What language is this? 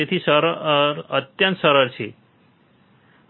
Gujarati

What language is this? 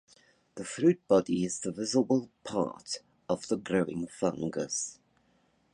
English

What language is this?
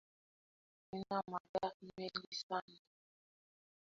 Swahili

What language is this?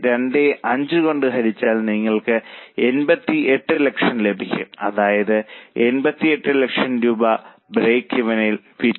Malayalam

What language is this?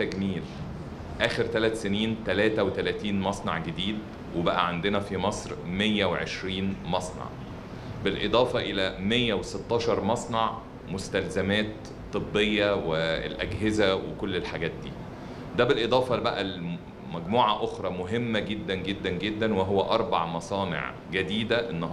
Arabic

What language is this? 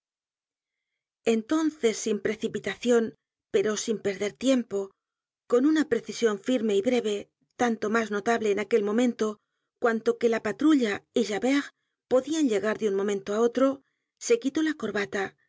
Spanish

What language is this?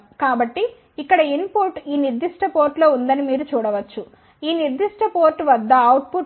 Telugu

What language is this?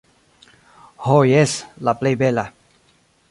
Esperanto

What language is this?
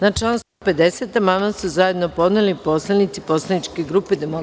Serbian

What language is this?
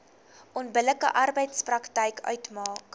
Afrikaans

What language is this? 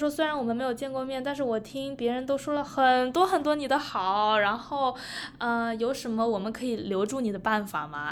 Chinese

